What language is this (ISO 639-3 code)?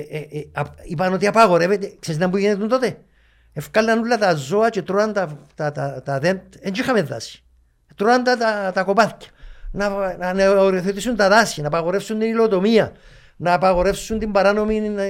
ell